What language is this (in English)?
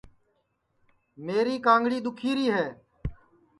Sansi